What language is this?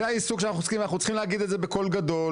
Hebrew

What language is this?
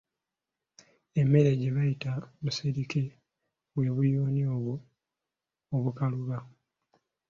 Ganda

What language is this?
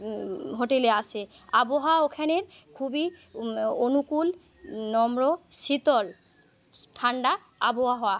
Bangla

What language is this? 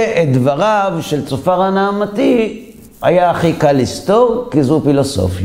Hebrew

